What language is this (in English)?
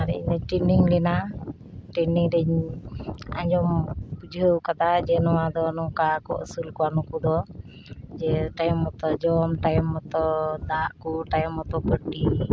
Santali